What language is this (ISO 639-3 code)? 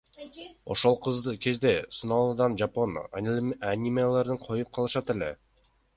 kir